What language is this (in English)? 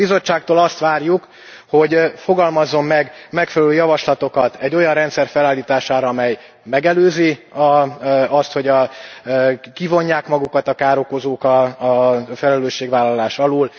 Hungarian